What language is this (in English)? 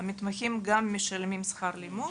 Hebrew